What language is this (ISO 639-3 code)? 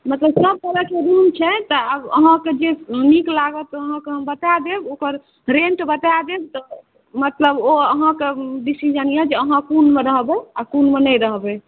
mai